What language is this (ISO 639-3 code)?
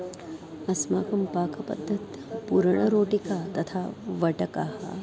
san